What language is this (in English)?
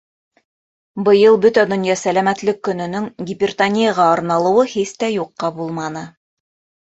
Bashkir